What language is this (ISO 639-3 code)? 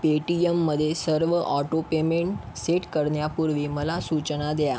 mar